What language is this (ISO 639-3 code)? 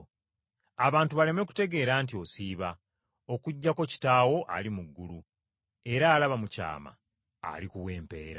lug